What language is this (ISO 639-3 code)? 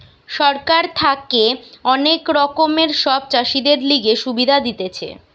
ben